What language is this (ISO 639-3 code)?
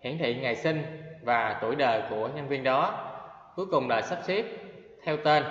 vie